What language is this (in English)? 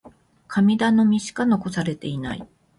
Japanese